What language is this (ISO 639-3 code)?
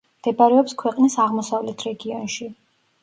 kat